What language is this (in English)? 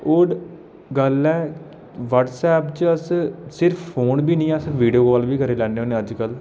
Dogri